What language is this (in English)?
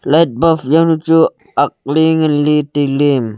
Wancho Naga